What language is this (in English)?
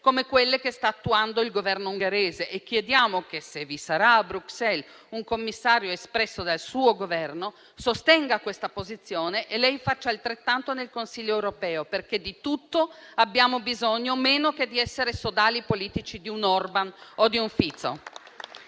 Italian